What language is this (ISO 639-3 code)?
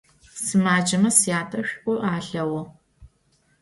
ady